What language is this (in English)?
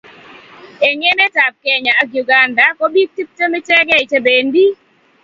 Kalenjin